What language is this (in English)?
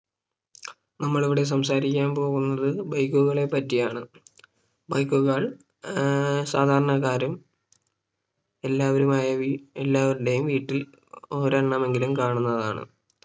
Malayalam